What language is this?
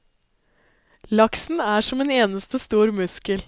Norwegian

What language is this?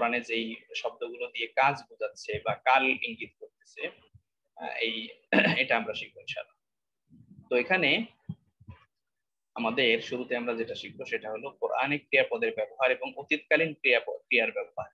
Indonesian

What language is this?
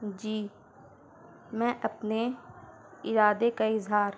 Urdu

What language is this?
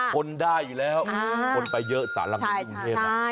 Thai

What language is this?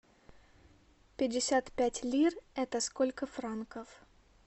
Russian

